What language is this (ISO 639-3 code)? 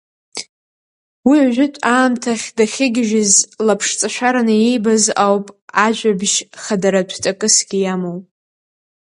abk